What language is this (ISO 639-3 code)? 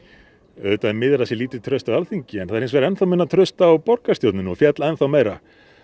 isl